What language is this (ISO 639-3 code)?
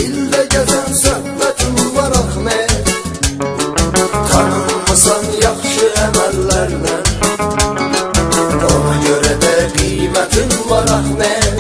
fra